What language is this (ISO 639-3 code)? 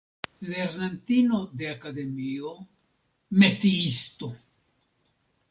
epo